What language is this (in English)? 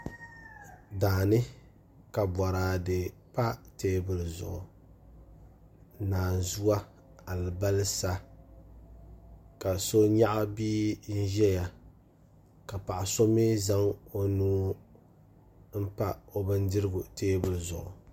Dagbani